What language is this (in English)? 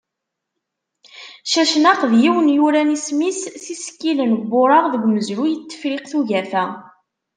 Kabyle